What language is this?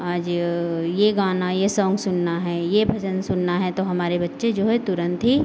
Hindi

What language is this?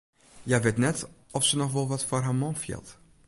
Western Frisian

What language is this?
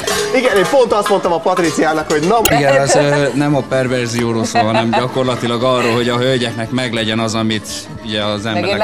Hungarian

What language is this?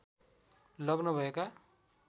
Nepali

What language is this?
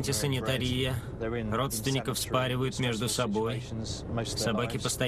Russian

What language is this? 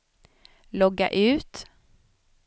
Swedish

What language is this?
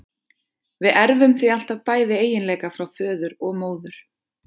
Icelandic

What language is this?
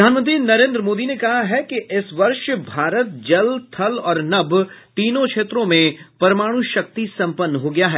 Hindi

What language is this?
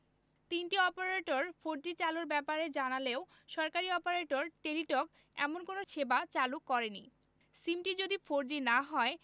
Bangla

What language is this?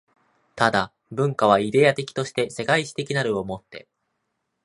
Japanese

